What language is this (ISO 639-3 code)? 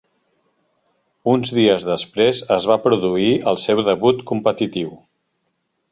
cat